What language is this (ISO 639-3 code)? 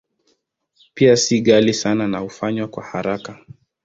swa